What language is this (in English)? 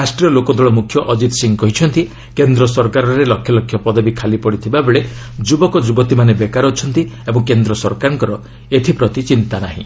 Odia